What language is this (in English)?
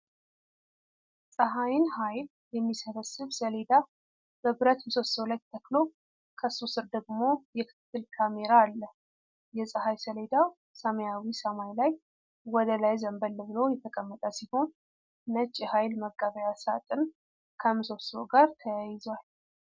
Amharic